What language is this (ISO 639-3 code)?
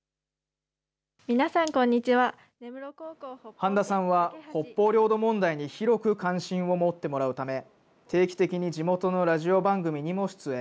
jpn